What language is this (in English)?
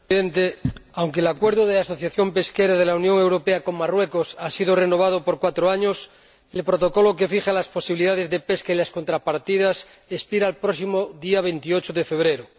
Spanish